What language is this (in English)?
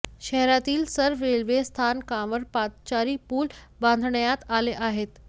Marathi